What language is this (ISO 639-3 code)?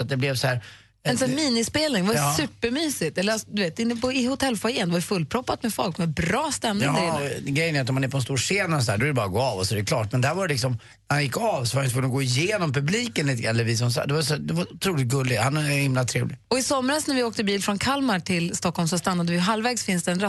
swe